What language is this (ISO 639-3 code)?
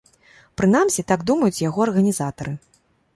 bel